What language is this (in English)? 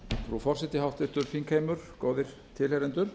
Icelandic